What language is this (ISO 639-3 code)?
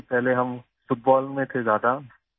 urd